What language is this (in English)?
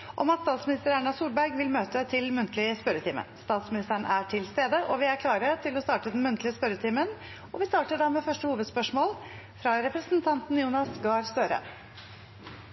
Norwegian Bokmål